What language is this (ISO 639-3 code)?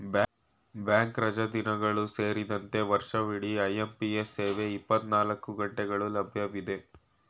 kan